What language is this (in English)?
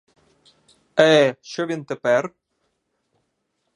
Ukrainian